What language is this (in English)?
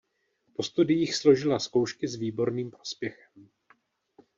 Czech